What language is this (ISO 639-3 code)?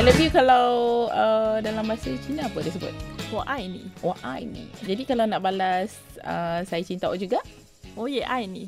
msa